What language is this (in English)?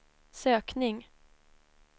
Swedish